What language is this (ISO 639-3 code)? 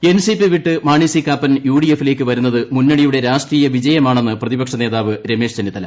mal